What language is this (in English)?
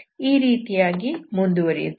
Kannada